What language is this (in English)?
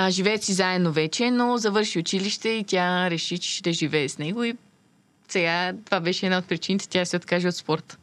Bulgarian